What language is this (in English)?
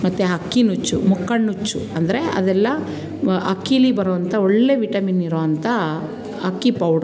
Kannada